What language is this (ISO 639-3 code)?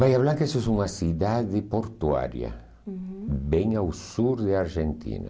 por